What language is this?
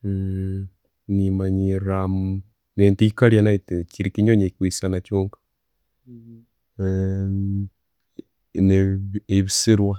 Tooro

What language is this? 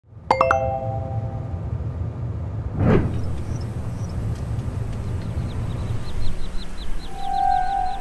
Korean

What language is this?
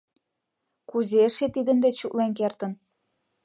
Mari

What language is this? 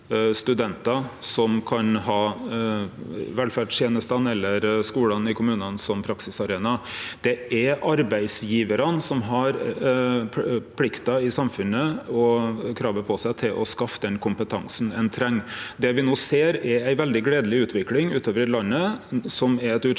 Norwegian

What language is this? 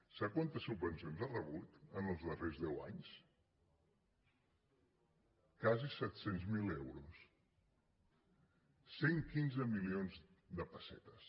Catalan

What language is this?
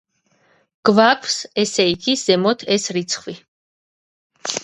Georgian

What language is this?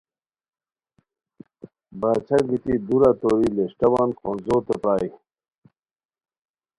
Khowar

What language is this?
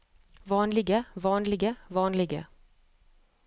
Norwegian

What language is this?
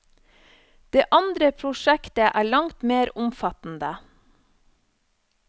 Norwegian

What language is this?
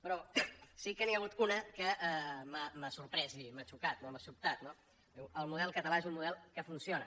Catalan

